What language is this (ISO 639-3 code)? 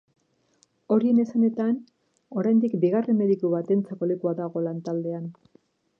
eus